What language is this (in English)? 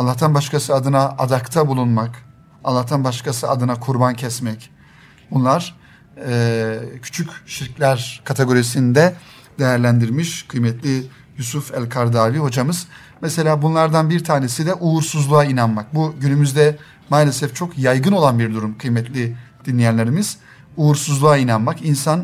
Turkish